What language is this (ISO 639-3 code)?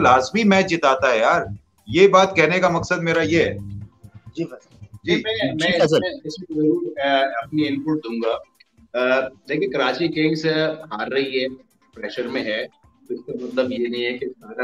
hin